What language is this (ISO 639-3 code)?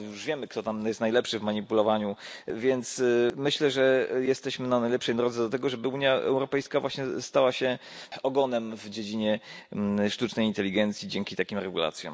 pol